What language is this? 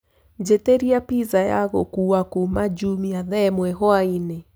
Kikuyu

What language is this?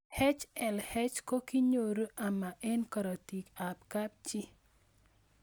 Kalenjin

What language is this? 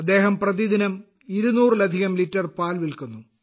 Malayalam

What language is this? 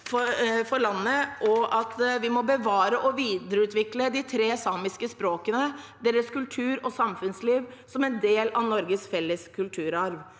Norwegian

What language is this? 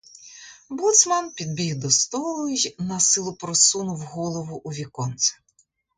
Ukrainian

